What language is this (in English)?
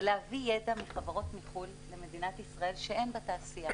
Hebrew